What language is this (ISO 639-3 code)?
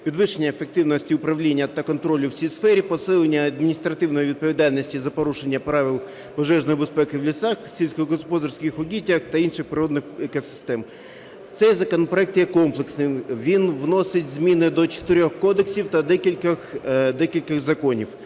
ukr